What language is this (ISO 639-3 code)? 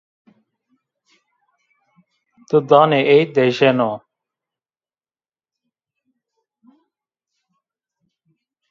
zza